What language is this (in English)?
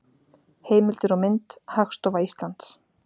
Icelandic